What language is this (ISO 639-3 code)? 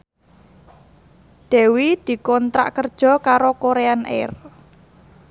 jav